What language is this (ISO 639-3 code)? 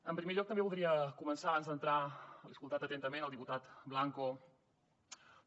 cat